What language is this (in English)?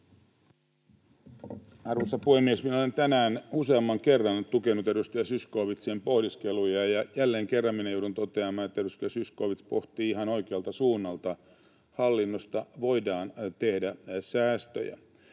Finnish